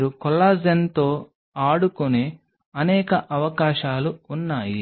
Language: Telugu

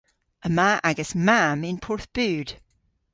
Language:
Cornish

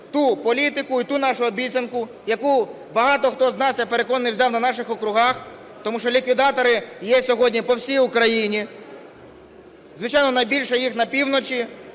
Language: Ukrainian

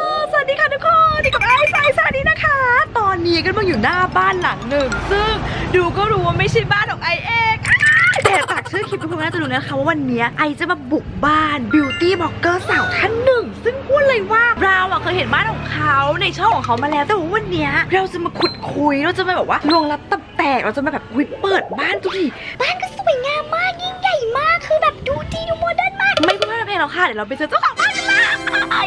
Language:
Thai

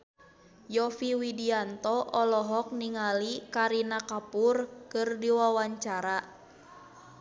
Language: Sundanese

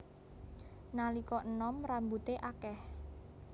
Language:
Javanese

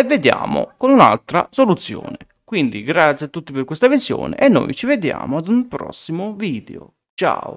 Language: Italian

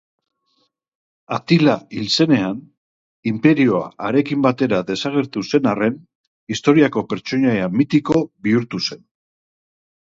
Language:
Basque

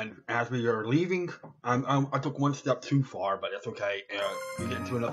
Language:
English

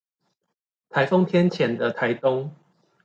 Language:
Chinese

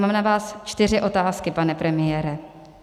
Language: Czech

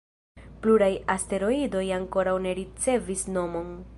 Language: Esperanto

